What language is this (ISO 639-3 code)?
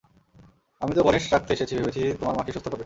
ben